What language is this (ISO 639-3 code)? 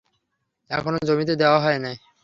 ben